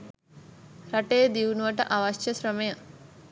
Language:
Sinhala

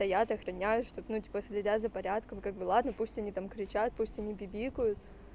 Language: Russian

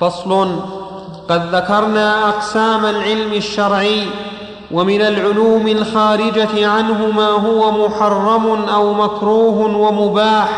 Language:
Arabic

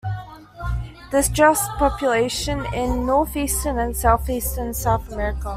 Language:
English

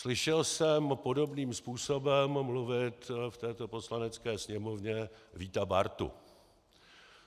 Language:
Czech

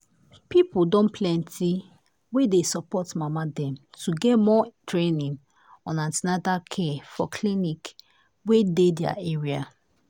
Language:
Nigerian Pidgin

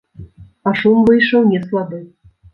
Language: Belarusian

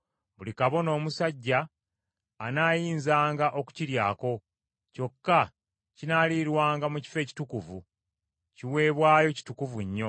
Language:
Ganda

